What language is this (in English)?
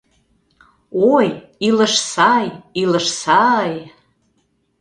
Mari